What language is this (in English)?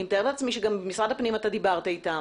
Hebrew